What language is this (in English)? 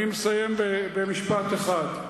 Hebrew